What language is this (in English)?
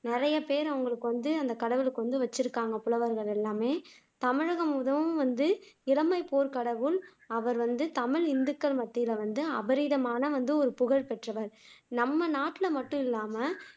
Tamil